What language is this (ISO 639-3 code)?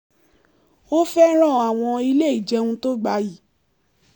yor